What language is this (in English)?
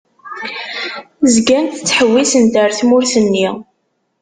Kabyle